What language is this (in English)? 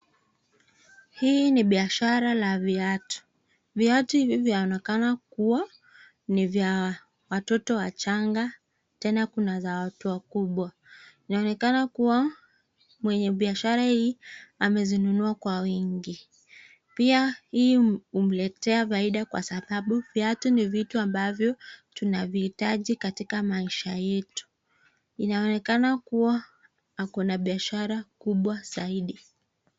Swahili